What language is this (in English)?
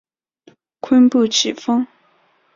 Chinese